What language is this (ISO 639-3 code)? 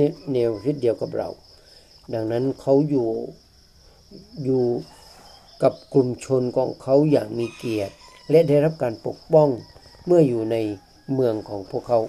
tha